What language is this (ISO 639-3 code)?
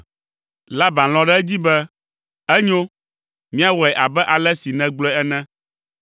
ewe